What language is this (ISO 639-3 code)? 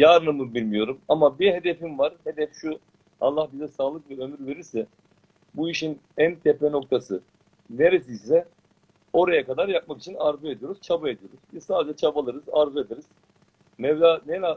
tur